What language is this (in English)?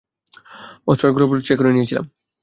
Bangla